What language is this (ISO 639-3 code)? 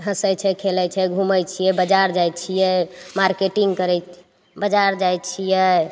mai